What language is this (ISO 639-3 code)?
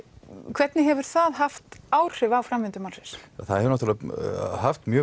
isl